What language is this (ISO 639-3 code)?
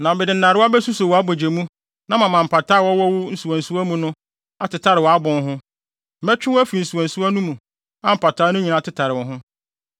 aka